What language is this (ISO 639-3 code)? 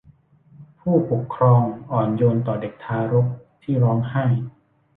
tha